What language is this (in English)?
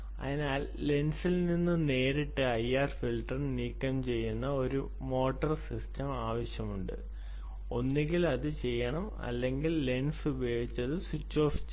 Malayalam